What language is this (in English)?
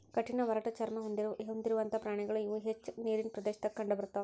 Kannada